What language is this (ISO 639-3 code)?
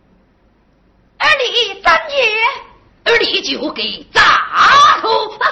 zho